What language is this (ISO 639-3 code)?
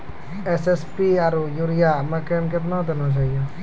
mai